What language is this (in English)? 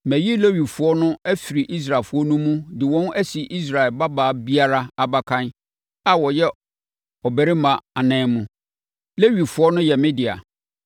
Akan